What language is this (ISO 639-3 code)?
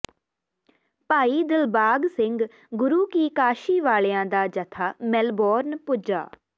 pan